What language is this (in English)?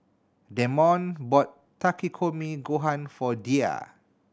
English